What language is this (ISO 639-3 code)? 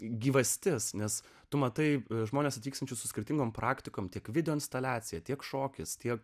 lit